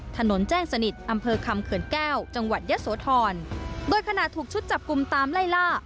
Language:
Thai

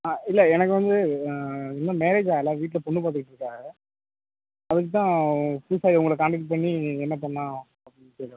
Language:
Tamil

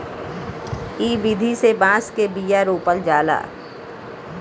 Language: Bhojpuri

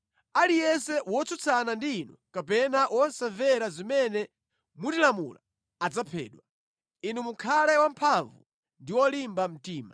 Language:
Nyanja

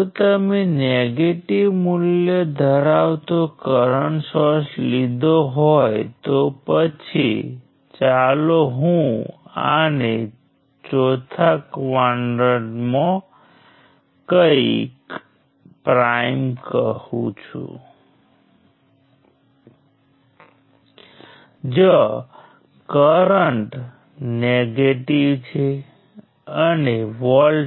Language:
Gujarati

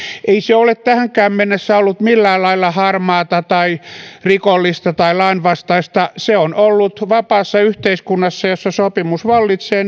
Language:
Finnish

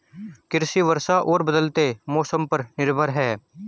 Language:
Hindi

